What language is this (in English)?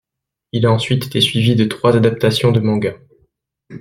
French